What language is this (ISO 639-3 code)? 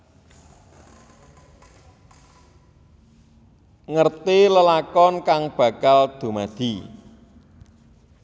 jav